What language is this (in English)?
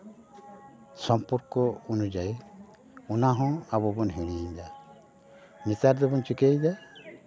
Santali